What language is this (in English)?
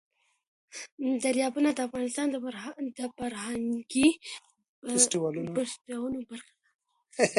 Pashto